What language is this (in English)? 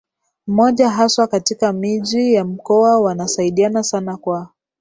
Swahili